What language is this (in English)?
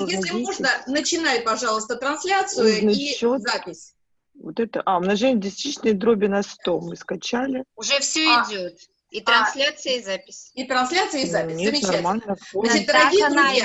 Russian